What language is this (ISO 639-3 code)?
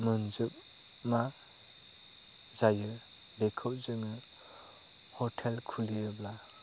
brx